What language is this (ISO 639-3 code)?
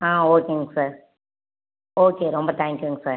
tam